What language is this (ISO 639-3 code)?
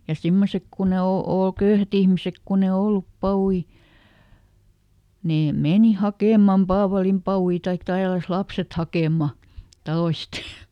fin